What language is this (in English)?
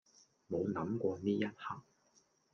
Cantonese